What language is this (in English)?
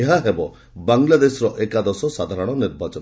Odia